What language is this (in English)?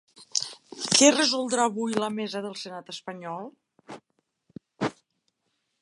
Catalan